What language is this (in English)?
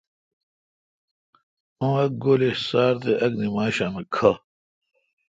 Kalkoti